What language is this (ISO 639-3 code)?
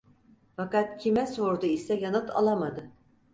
tur